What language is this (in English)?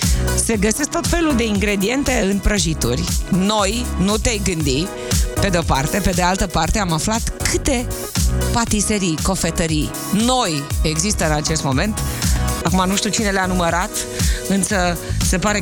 Romanian